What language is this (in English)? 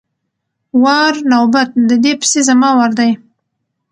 Pashto